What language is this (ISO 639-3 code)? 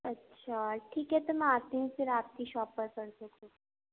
urd